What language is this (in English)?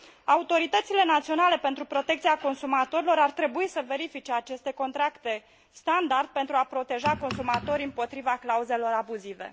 Romanian